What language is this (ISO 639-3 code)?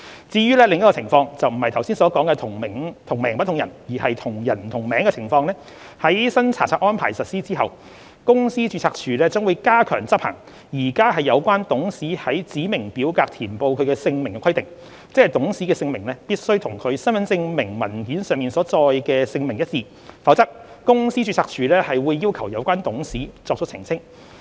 yue